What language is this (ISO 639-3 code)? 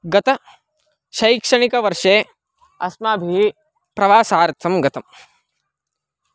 san